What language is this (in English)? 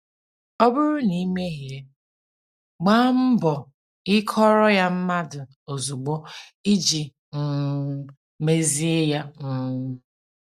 Igbo